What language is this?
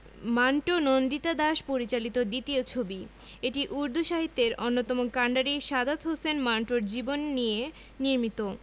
Bangla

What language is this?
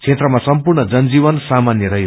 Nepali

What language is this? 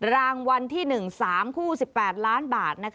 Thai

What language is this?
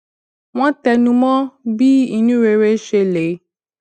Yoruba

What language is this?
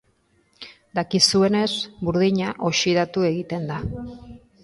Basque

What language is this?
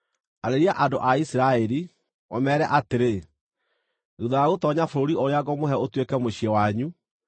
Kikuyu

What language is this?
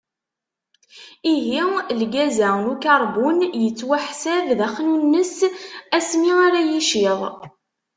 Kabyle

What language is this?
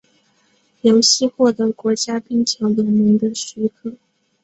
Chinese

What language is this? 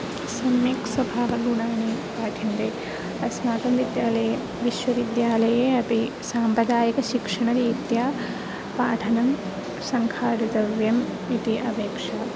Sanskrit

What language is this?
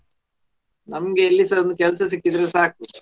Kannada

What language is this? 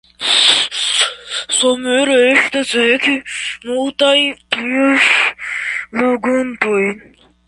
Esperanto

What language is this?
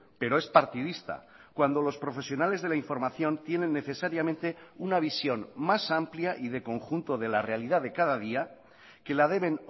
Spanish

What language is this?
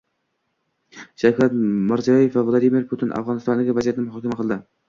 Uzbek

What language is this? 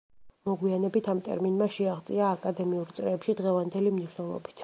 Georgian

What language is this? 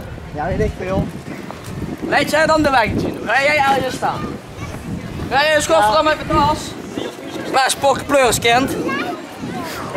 Dutch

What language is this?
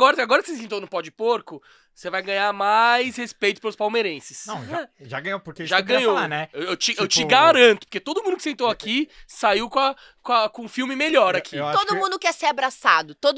Portuguese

